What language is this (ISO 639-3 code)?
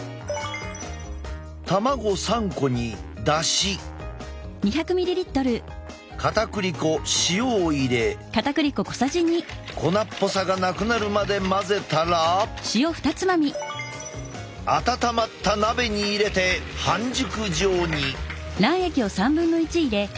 jpn